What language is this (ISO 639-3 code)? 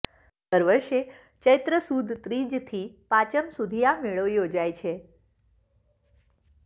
guj